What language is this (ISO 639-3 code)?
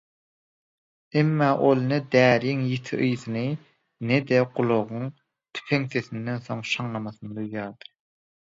tuk